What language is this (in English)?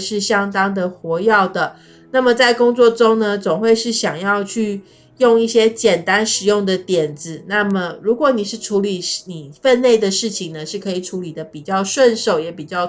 Chinese